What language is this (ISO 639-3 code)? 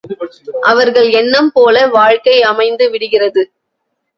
tam